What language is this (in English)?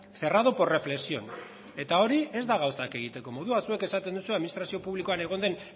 Basque